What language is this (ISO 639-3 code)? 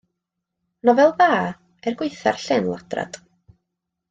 cym